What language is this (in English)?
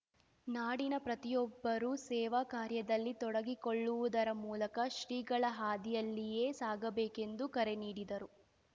Kannada